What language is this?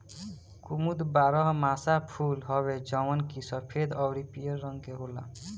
Bhojpuri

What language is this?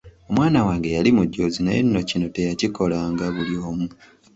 Ganda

